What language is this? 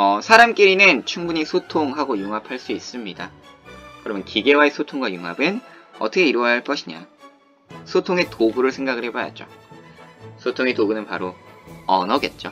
Korean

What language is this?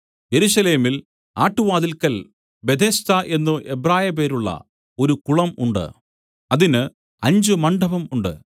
Malayalam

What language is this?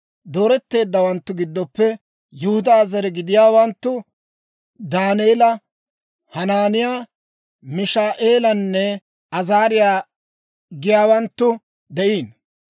Dawro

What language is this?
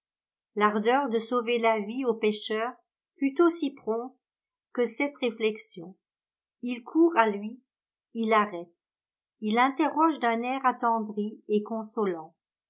French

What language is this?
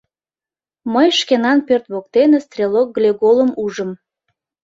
Mari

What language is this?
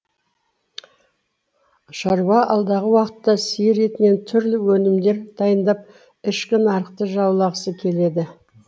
Kazakh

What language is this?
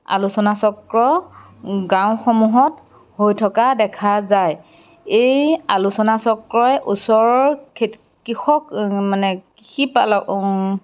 Assamese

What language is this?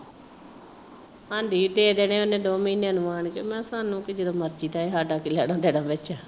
Punjabi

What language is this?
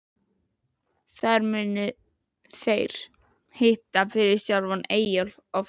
Icelandic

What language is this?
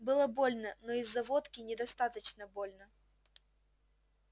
Russian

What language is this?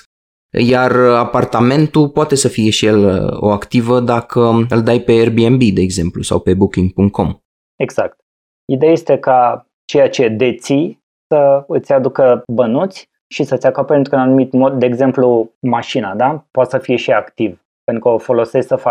Romanian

